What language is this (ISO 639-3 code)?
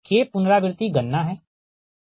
hin